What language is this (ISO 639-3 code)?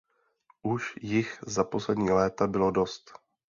ces